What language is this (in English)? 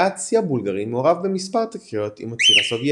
Hebrew